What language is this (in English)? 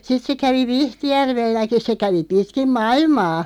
Finnish